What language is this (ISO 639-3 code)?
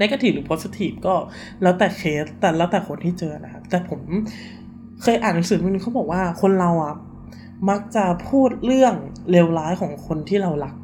tha